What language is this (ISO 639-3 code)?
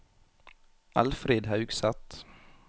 nor